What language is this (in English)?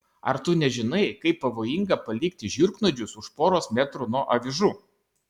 Lithuanian